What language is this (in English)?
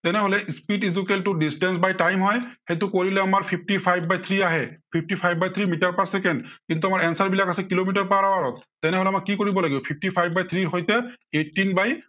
Assamese